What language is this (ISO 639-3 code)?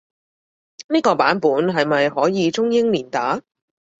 yue